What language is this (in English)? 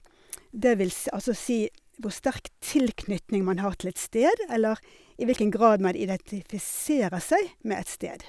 Norwegian